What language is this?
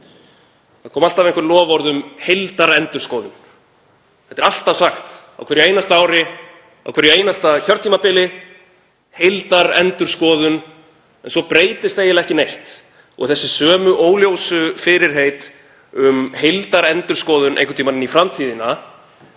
Icelandic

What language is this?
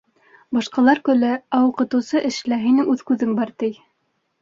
Bashkir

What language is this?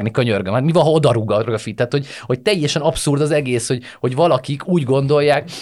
Hungarian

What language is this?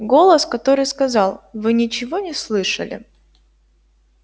Russian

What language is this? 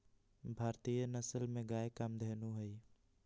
Magahi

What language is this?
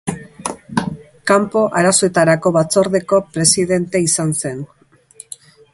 Basque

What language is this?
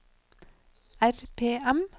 Norwegian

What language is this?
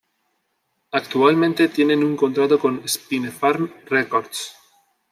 Spanish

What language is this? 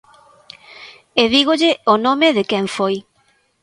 Galician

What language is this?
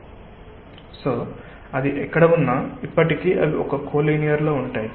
Telugu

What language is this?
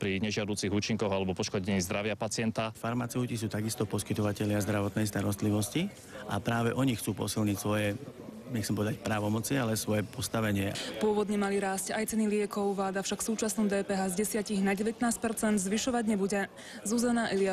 Slovak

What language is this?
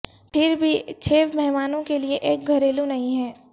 Urdu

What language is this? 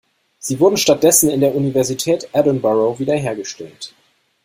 German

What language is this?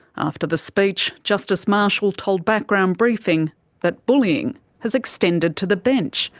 English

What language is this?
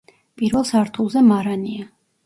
Georgian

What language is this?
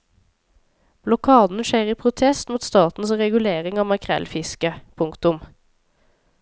Norwegian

